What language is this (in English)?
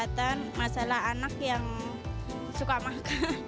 Indonesian